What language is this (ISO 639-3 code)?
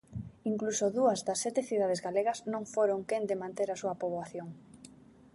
glg